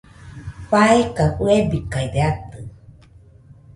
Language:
Nüpode Huitoto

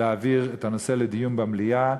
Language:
Hebrew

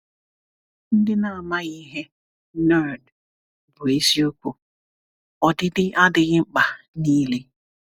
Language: Igbo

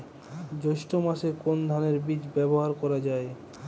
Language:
Bangla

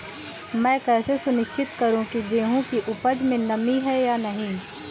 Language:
Hindi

